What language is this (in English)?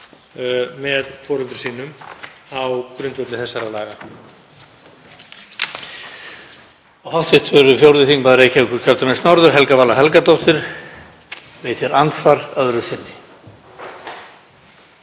Icelandic